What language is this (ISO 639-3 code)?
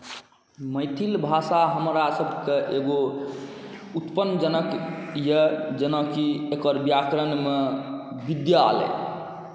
mai